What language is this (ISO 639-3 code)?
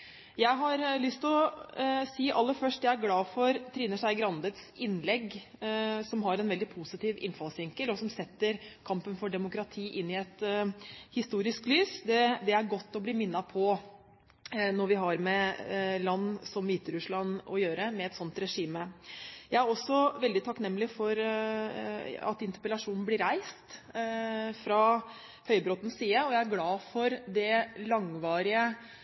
nob